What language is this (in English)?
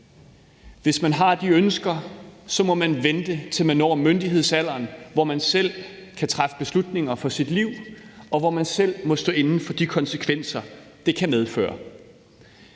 Danish